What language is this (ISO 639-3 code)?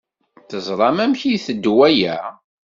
kab